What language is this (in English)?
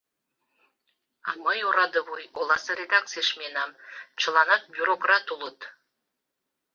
Mari